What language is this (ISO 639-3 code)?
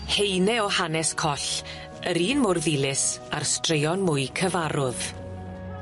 cym